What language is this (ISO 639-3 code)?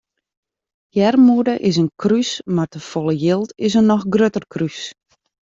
fry